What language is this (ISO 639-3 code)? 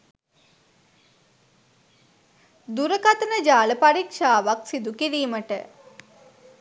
sin